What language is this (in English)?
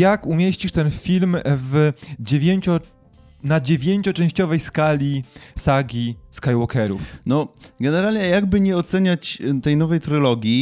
Polish